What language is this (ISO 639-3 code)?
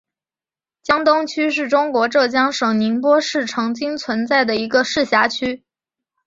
zho